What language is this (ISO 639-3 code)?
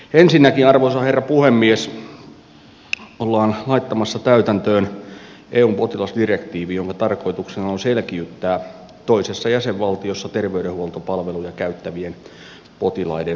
fin